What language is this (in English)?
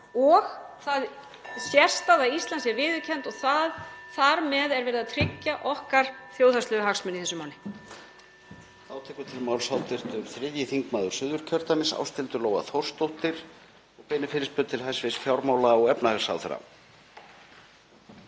Icelandic